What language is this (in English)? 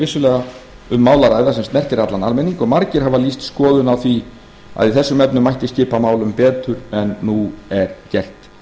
Icelandic